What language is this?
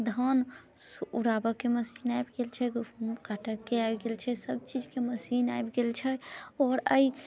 Maithili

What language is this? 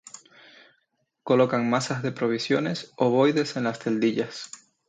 Spanish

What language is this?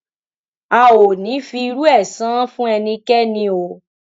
Yoruba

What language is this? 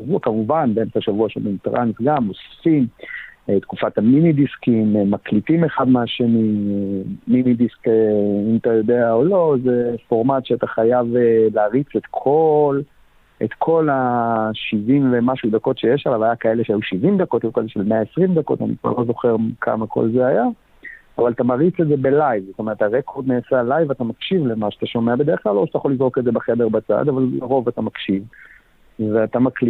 Hebrew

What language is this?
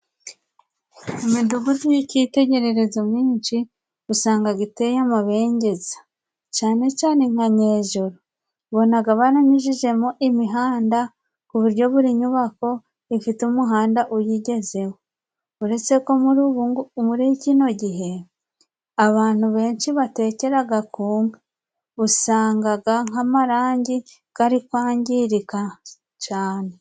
Kinyarwanda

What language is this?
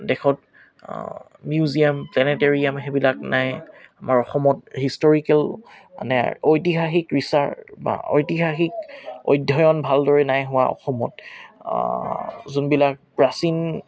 Assamese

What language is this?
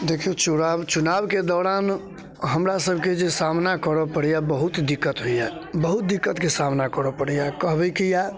Maithili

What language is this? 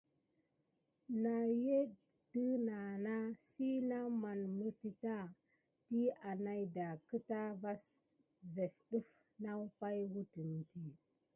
Gidar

